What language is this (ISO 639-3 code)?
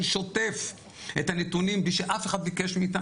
heb